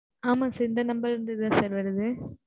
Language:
Tamil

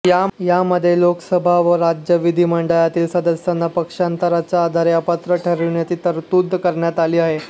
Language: Marathi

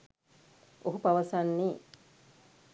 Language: Sinhala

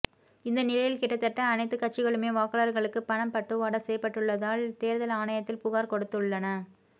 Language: Tamil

